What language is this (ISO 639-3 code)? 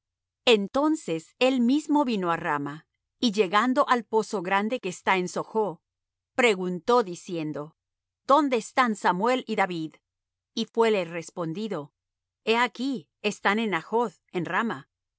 spa